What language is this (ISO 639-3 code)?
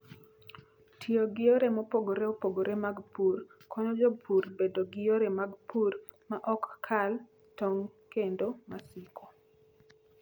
luo